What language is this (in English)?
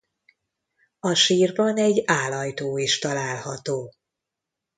Hungarian